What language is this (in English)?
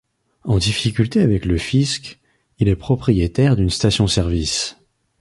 French